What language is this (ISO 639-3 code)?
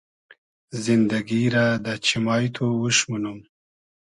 haz